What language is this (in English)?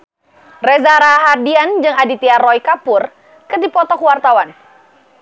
Sundanese